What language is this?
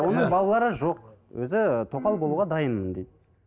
Kazakh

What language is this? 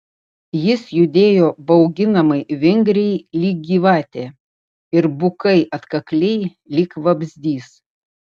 Lithuanian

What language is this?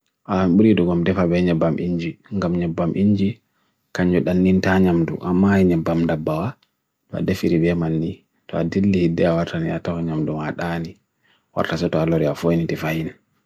Bagirmi Fulfulde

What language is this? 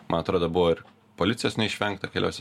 Lithuanian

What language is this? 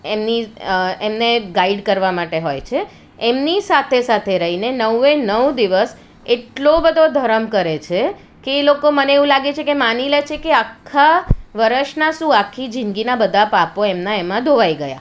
Gujarati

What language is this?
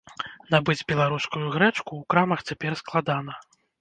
Belarusian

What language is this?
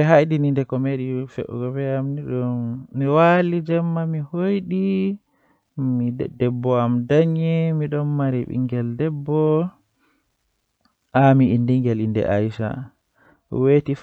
Western Niger Fulfulde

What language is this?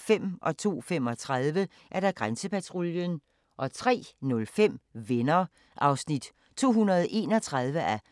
Danish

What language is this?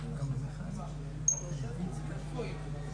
Hebrew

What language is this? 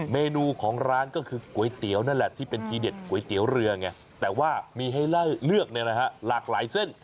Thai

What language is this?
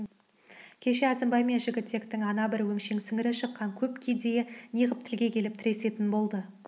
Kazakh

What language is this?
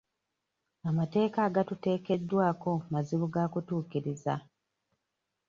Ganda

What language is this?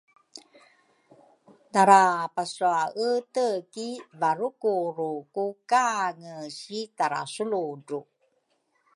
Rukai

